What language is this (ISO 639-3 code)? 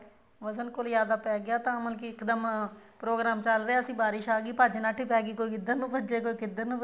pan